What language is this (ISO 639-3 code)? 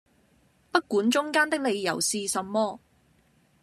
yue